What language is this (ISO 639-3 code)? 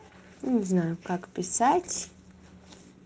rus